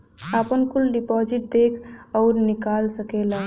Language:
Bhojpuri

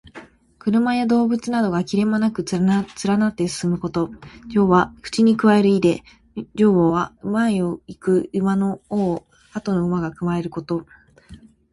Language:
Japanese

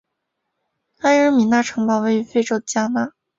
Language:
Chinese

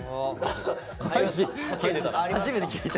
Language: Japanese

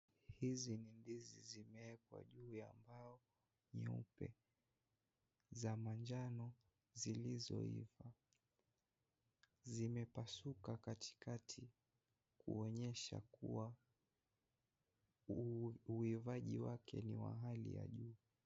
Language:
Swahili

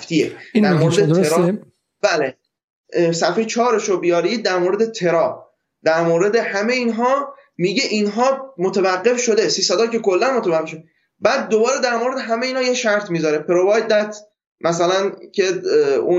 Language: Persian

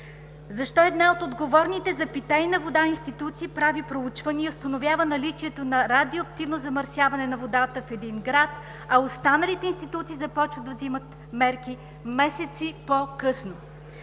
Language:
Bulgarian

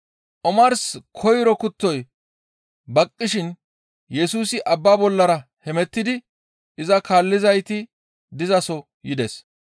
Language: Gamo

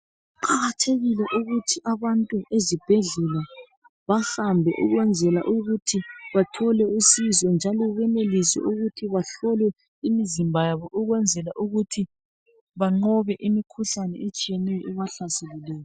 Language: North Ndebele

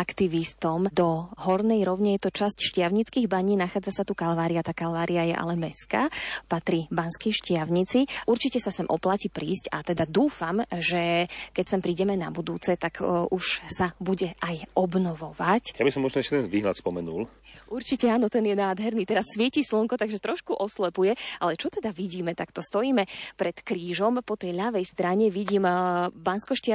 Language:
Slovak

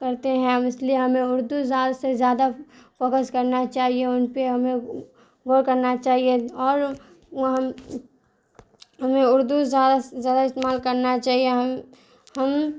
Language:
Urdu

